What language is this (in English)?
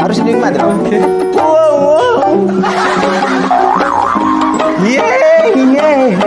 Indonesian